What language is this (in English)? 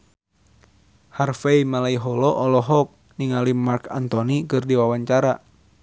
Sundanese